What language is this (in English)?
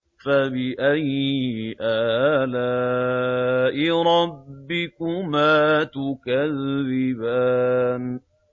Arabic